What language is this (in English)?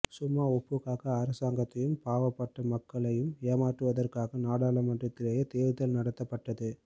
Tamil